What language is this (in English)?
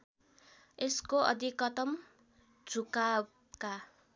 Nepali